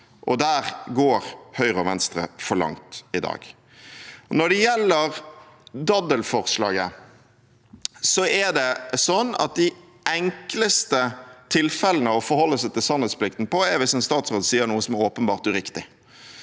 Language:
Norwegian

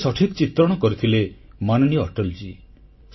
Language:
Odia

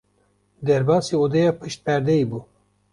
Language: Kurdish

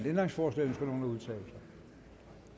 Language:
Danish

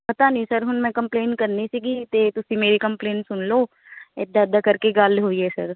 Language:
Punjabi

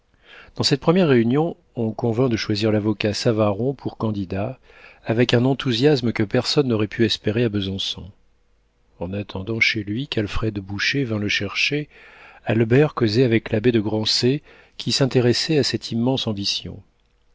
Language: French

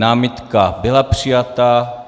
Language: Czech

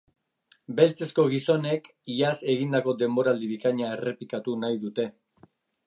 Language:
Basque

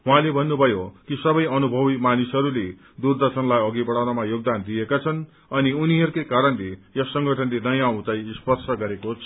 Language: Nepali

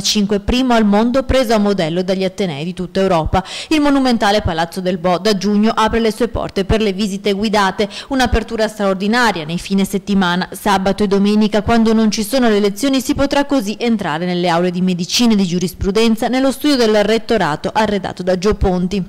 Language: Italian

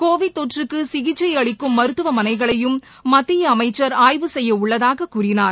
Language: Tamil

